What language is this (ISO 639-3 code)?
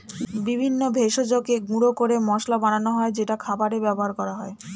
ben